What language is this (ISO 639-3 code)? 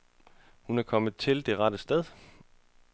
dan